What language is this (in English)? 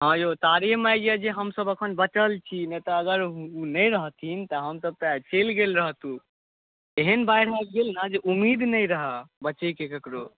Maithili